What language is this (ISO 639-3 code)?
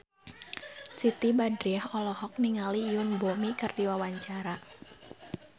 sun